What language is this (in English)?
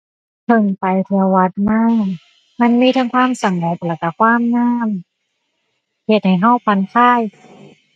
Thai